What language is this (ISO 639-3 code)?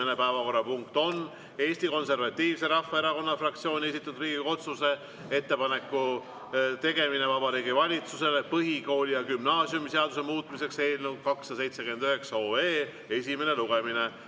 est